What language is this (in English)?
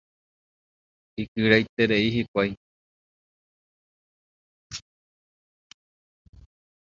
Guarani